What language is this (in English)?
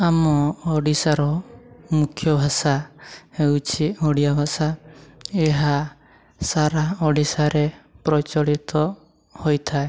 Odia